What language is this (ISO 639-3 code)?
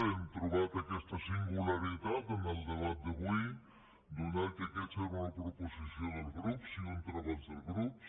cat